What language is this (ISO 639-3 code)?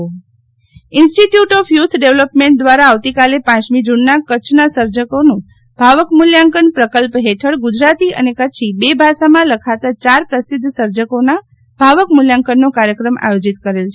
guj